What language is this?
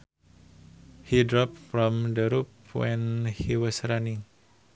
Sundanese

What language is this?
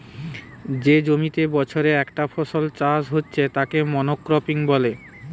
Bangla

